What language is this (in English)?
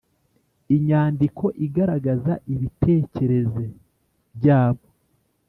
Kinyarwanda